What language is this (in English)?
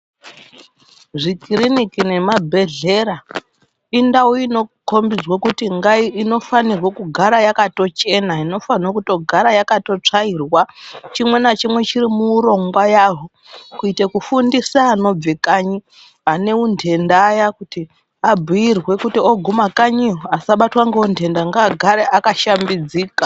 Ndau